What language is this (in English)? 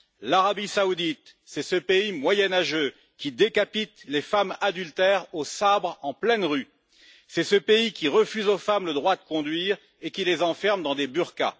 French